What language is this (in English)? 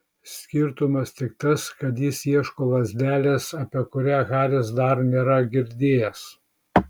Lithuanian